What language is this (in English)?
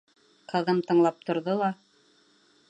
Bashkir